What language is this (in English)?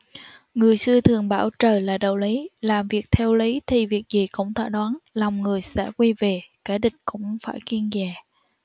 Vietnamese